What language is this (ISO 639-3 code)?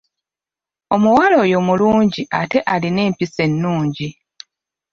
lug